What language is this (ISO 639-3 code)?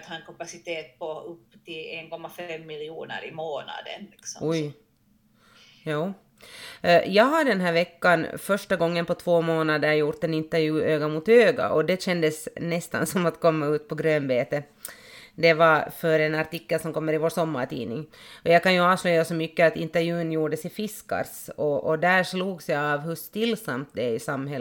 swe